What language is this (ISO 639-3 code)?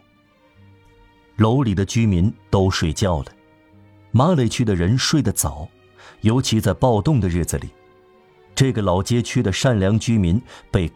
zho